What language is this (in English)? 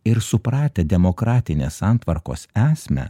Lithuanian